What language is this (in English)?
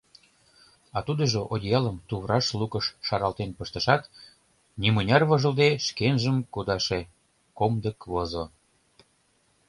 Mari